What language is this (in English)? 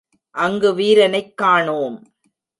Tamil